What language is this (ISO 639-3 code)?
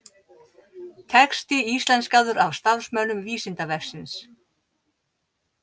isl